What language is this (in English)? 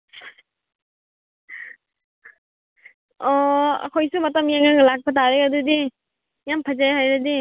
Manipuri